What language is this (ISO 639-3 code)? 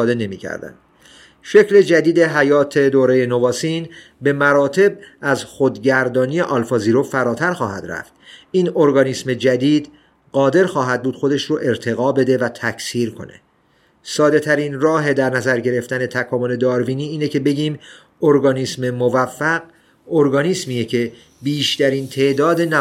fas